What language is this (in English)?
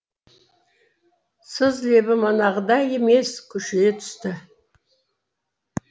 Kazakh